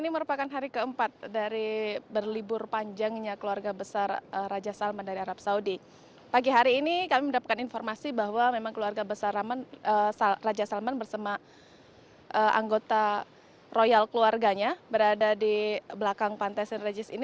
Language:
Indonesian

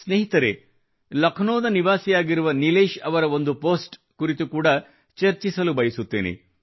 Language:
Kannada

